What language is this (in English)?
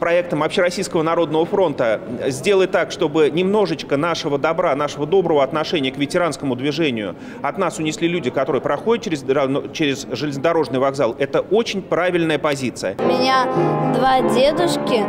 Russian